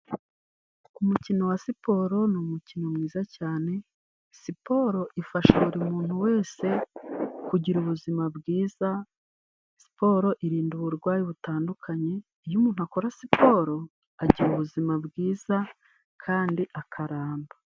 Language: Kinyarwanda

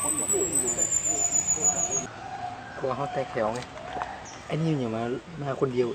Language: Thai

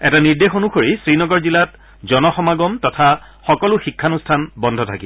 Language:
Assamese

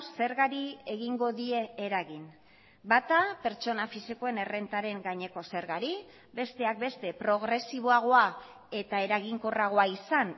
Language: Basque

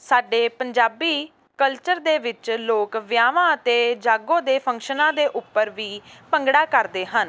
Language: Punjabi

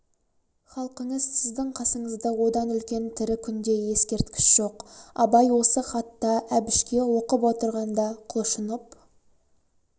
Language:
Kazakh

